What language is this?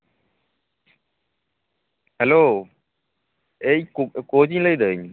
Santali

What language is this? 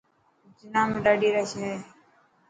Dhatki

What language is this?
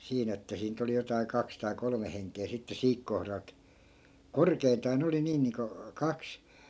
Finnish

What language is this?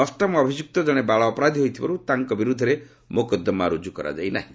Odia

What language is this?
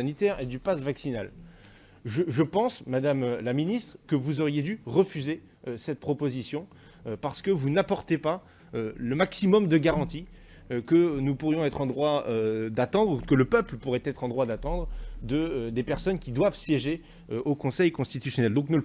French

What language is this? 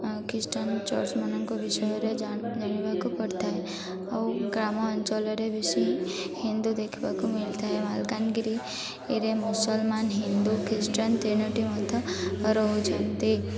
Odia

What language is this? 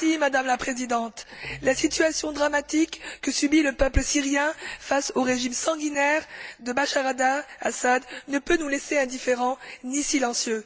French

